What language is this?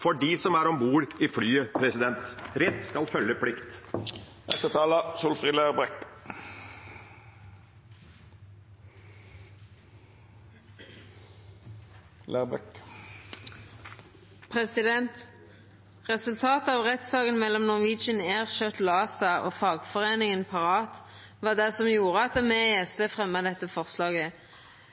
Norwegian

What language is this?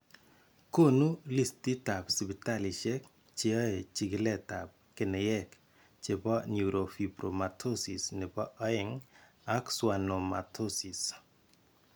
Kalenjin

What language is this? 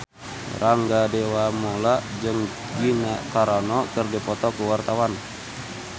Sundanese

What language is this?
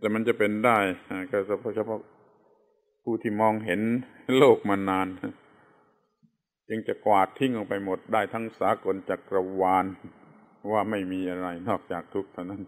Thai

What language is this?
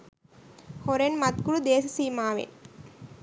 Sinhala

